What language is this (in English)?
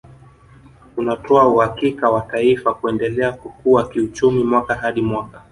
Swahili